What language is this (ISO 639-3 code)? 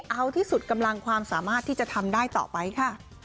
tha